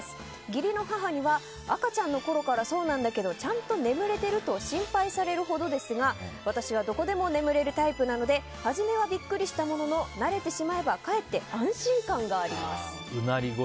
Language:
Japanese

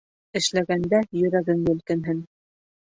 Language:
Bashkir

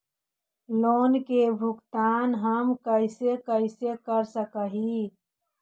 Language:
Magahi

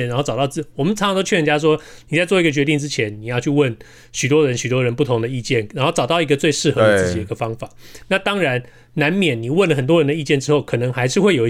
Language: Chinese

